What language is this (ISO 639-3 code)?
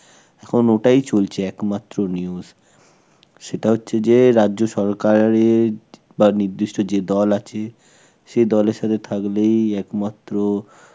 ben